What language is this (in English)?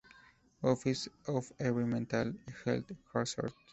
Spanish